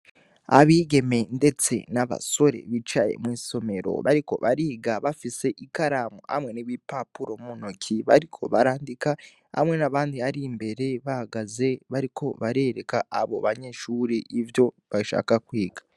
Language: Rundi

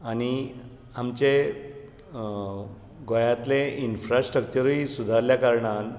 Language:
Konkani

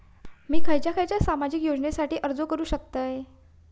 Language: Marathi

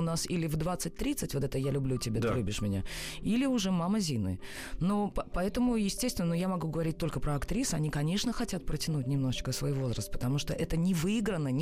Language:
Russian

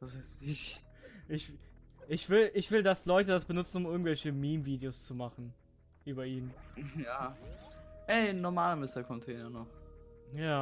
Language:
German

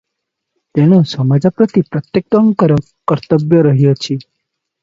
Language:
Odia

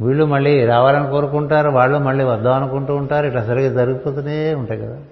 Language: Telugu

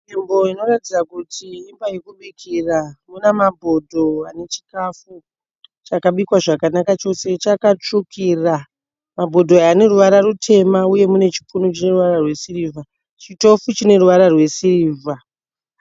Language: Shona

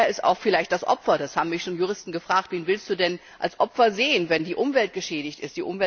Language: German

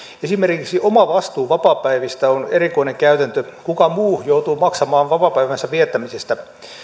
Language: Finnish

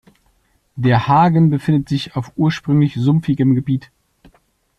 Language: German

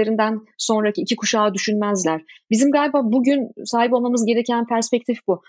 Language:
Turkish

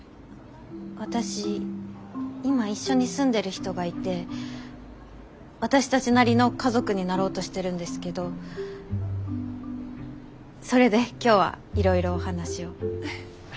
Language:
Japanese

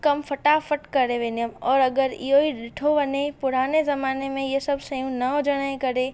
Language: Sindhi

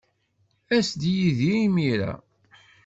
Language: Kabyle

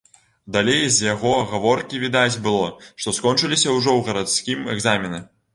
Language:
Belarusian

